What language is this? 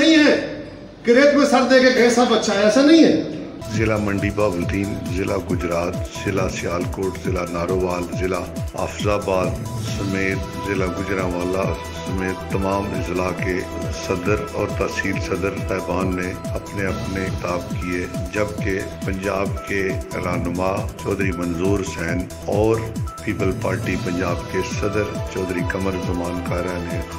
Hindi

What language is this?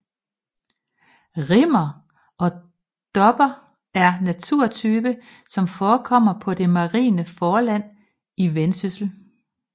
Danish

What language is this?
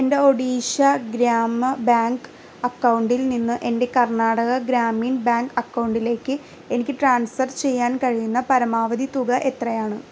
Malayalam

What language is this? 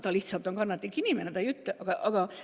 Estonian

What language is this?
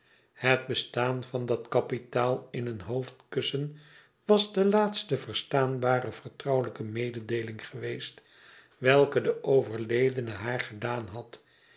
Dutch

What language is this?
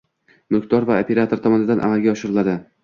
Uzbek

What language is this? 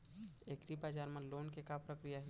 Chhattisgarhi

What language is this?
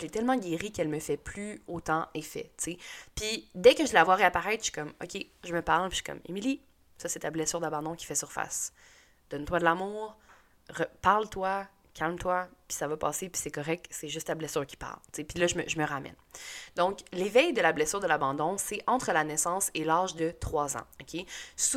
French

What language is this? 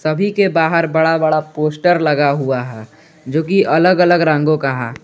Hindi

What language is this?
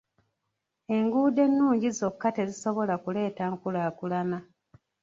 Ganda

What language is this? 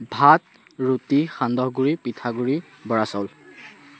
Assamese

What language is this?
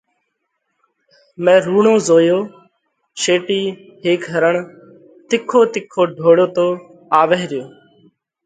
Parkari Koli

